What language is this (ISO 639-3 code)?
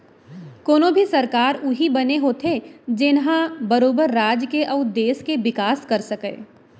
hne